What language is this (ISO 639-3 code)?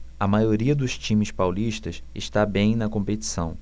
por